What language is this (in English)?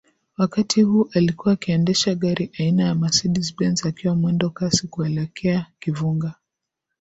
Swahili